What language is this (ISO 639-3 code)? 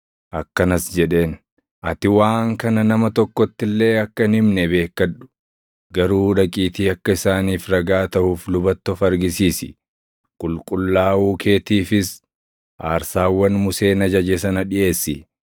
orm